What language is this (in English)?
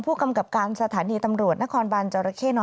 Thai